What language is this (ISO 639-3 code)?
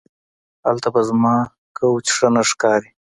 pus